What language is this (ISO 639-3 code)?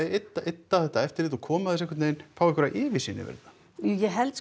isl